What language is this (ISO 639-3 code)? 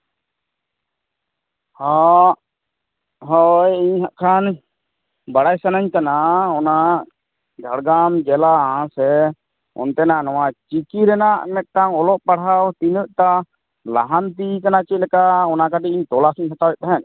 sat